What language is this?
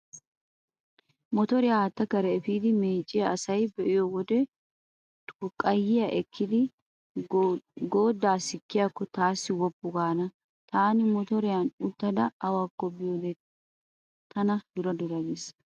Wolaytta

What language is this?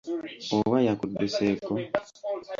Ganda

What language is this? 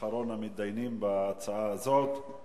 Hebrew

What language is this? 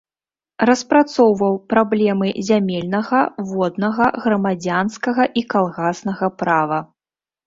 Belarusian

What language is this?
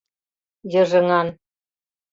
Mari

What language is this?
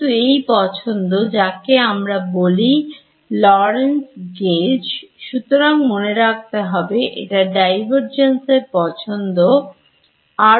Bangla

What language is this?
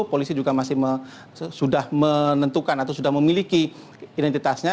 Indonesian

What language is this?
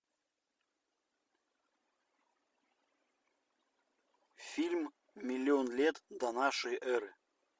Russian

